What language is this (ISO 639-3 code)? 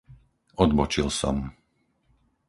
slk